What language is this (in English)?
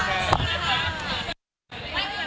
Thai